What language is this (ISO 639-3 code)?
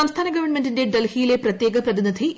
mal